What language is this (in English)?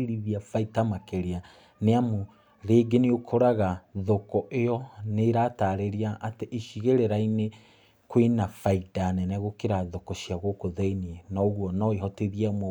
Kikuyu